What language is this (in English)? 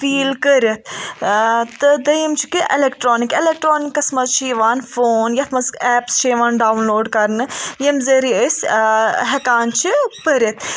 Kashmiri